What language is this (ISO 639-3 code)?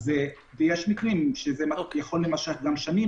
heb